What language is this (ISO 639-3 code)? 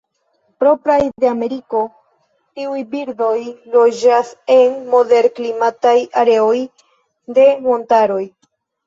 epo